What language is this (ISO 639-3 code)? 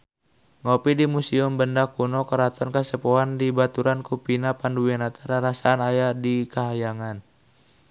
sun